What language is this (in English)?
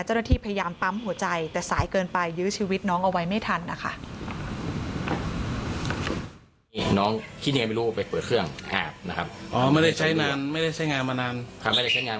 Thai